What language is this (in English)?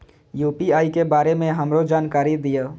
Maithili